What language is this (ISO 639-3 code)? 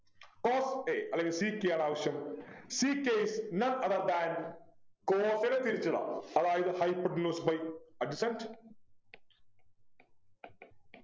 mal